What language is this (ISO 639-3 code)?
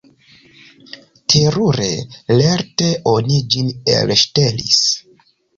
epo